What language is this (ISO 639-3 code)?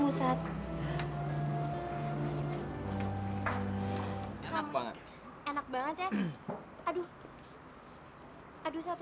ind